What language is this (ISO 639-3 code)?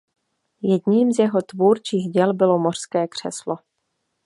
ces